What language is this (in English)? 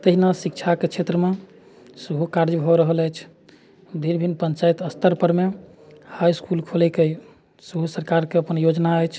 Maithili